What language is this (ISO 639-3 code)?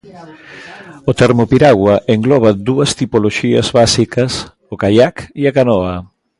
glg